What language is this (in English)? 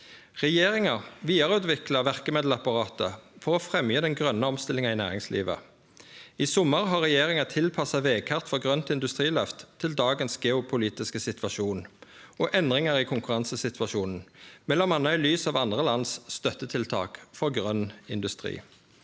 Norwegian